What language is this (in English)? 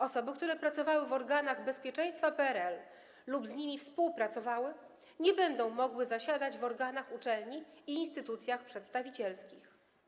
Polish